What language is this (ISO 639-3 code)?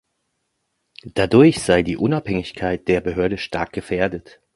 deu